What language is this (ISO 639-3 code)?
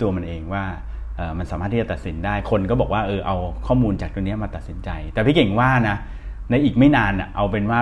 tha